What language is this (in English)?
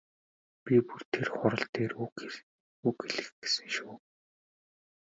Mongolian